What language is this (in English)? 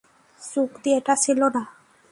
Bangla